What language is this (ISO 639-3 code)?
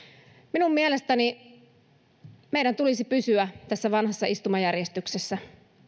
fin